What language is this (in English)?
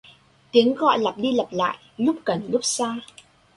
Vietnamese